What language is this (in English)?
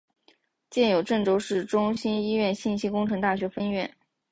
Chinese